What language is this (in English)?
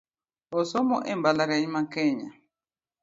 Luo (Kenya and Tanzania)